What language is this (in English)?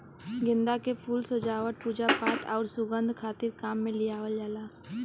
Bhojpuri